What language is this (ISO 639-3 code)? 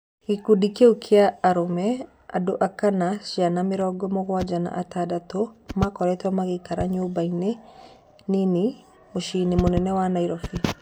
kik